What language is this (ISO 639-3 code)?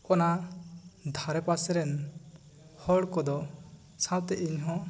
sat